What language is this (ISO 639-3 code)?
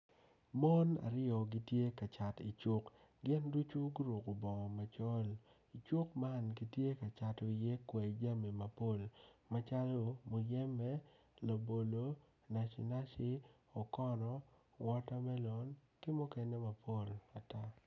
ach